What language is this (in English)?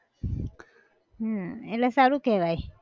Gujarati